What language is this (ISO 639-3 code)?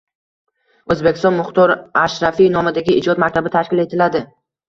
uzb